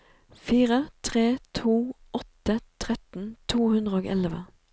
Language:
Norwegian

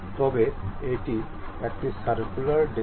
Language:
Bangla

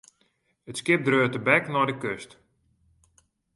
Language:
Western Frisian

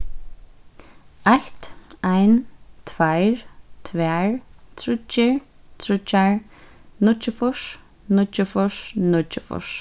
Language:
Faroese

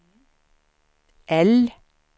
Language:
Swedish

